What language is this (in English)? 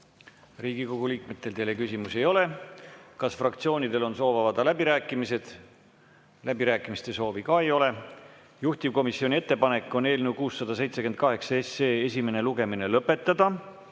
Estonian